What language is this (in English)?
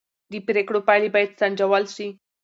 Pashto